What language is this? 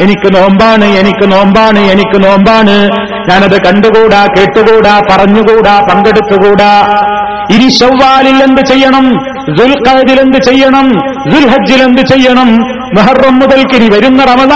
Malayalam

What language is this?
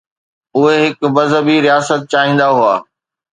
Sindhi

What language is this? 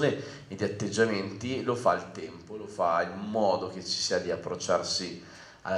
Italian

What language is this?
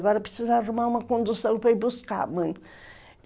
Portuguese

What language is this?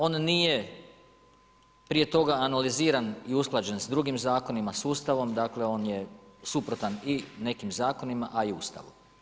Croatian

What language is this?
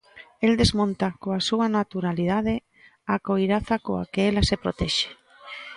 Galician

